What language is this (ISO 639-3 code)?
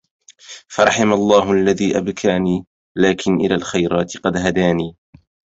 ara